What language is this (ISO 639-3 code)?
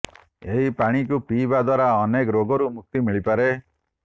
ori